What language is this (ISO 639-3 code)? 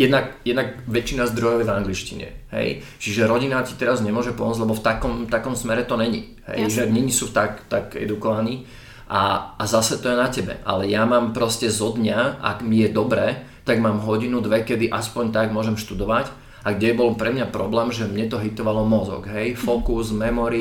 slk